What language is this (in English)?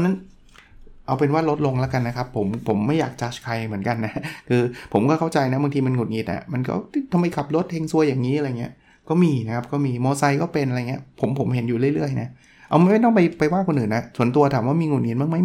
Thai